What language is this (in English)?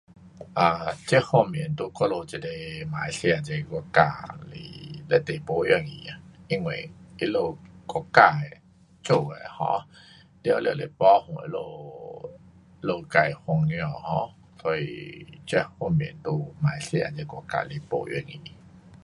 Pu-Xian Chinese